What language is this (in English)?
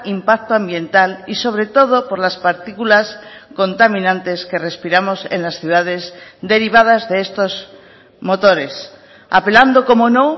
Spanish